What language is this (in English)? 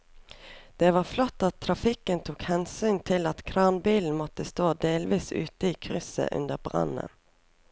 Norwegian